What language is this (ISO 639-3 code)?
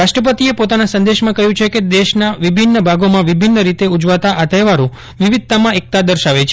guj